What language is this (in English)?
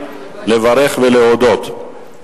Hebrew